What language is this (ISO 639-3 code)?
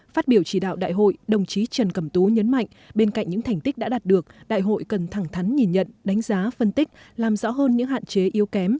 vie